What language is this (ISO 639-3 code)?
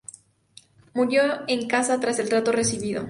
spa